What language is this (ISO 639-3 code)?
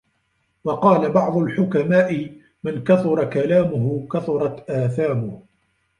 ara